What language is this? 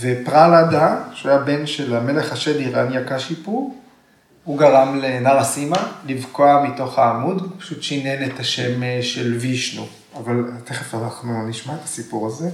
Hebrew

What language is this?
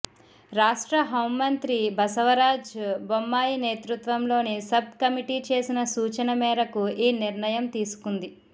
Telugu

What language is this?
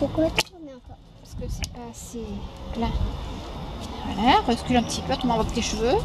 French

